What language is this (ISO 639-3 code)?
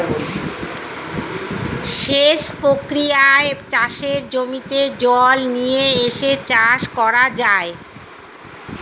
ben